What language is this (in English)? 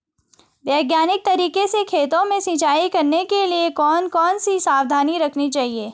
Hindi